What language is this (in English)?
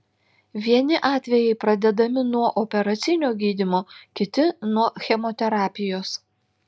Lithuanian